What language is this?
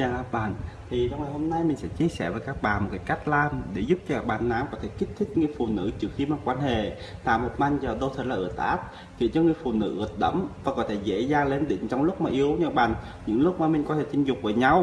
Vietnamese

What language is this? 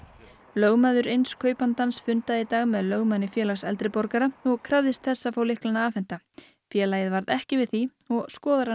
Icelandic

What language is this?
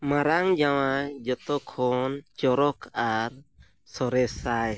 Santali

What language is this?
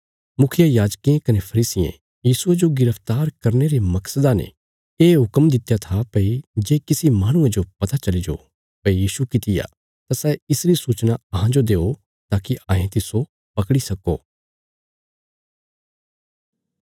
Bilaspuri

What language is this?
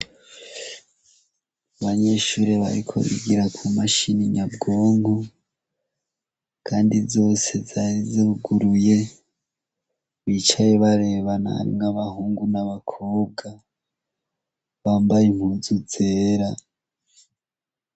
Rundi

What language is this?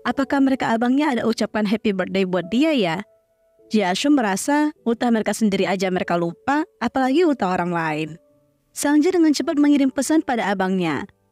Indonesian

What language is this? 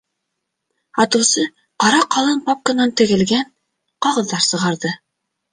Bashkir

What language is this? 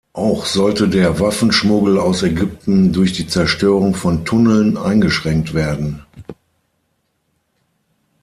German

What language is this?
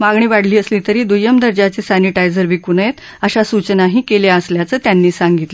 Marathi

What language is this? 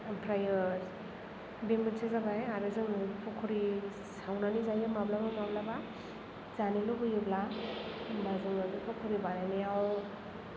Bodo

